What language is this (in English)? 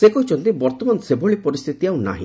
Odia